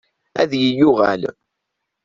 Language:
Kabyle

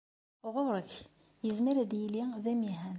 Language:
Kabyle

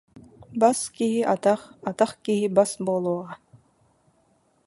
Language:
Yakut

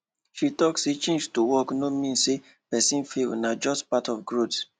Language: Nigerian Pidgin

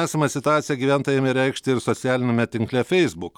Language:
Lithuanian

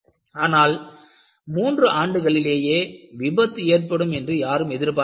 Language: Tamil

